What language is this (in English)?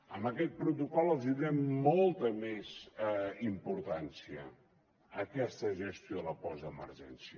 Catalan